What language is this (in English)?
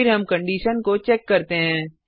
Hindi